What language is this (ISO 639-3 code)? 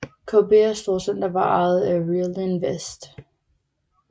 dan